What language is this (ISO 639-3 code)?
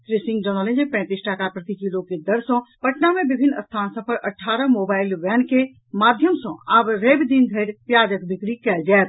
mai